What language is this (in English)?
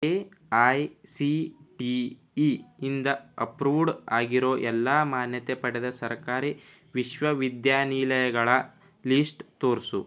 Kannada